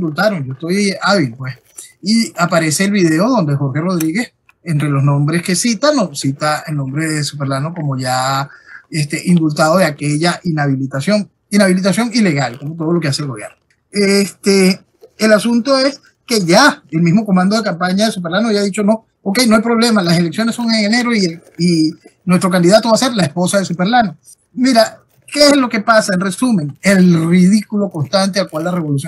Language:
Spanish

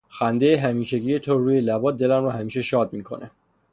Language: Persian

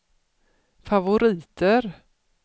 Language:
Swedish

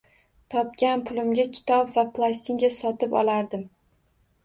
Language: Uzbek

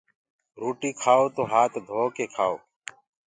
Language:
Gurgula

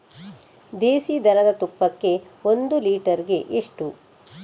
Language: Kannada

